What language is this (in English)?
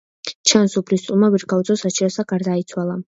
Georgian